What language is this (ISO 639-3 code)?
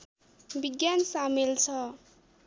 nep